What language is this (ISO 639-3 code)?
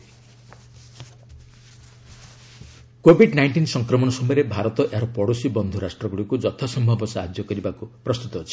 ori